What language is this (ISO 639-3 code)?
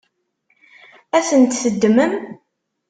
kab